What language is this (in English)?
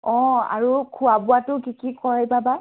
Assamese